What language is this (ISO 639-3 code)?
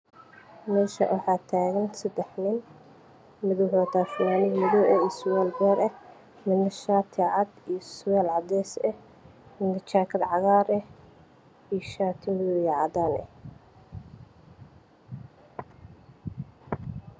som